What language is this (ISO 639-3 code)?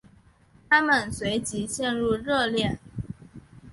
zho